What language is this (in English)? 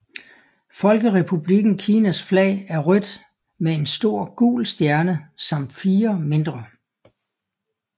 Danish